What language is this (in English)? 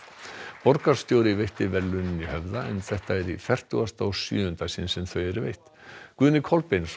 Icelandic